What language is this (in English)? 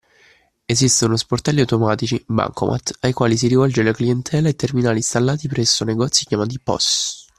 Italian